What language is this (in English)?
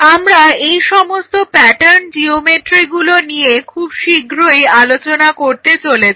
Bangla